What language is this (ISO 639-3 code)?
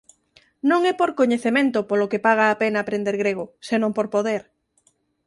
glg